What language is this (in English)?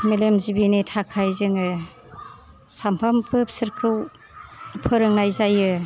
Bodo